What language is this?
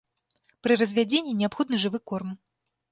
Belarusian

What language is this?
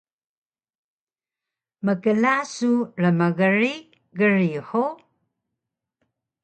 Taroko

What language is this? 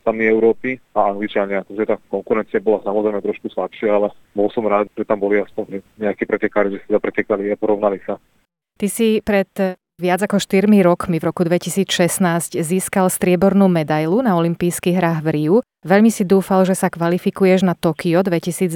Slovak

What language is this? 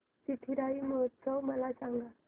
Marathi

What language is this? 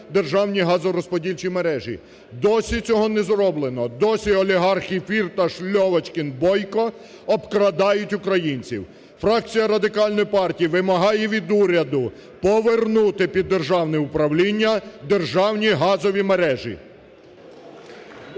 Ukrainian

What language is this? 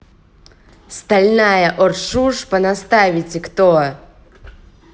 Russian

